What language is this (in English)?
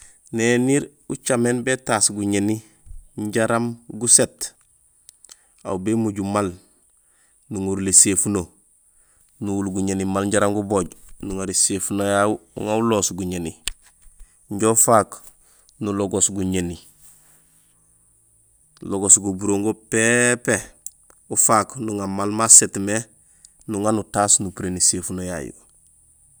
Gusilay